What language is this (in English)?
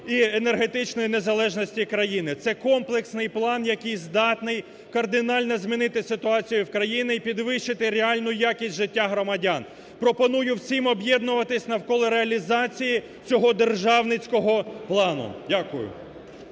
Ukrainian